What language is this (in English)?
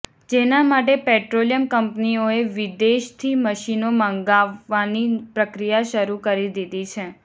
Gujarati